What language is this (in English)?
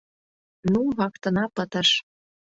Mari